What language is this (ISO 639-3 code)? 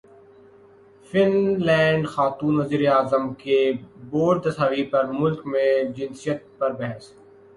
urd